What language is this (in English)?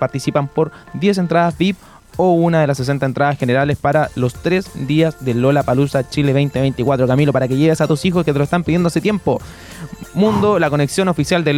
Spanish